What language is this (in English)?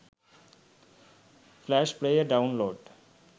Sinhala